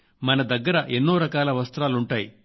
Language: Telugu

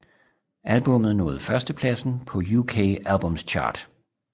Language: Danish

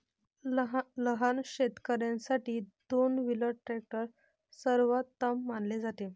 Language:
Marathi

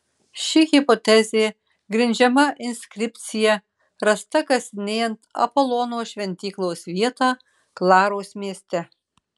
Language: Lithuanian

